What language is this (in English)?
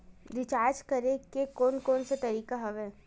Chhattisgarhi